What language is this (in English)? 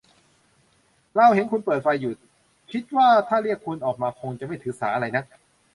Thai